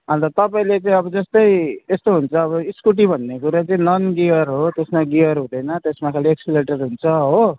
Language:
Nepali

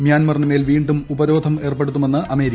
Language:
Malayalam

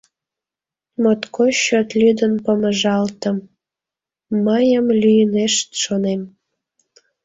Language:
Mari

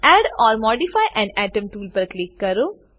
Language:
Gujarati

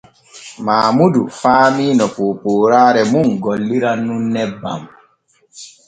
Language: Borgu Fulfulde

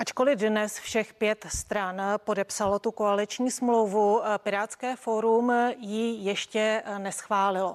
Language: Czech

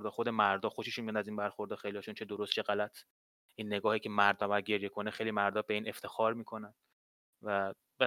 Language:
Persian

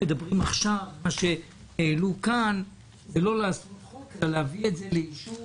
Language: Hebrew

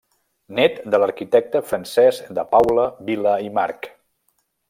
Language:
Catalan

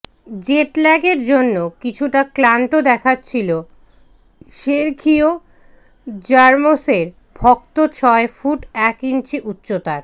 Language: Bangla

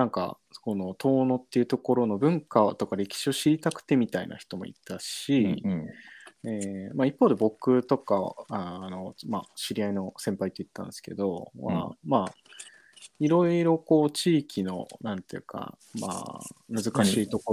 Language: Japanese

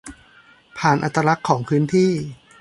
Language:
Thai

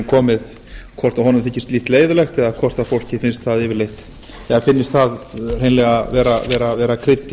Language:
Icelandic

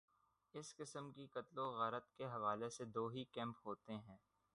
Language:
Urdu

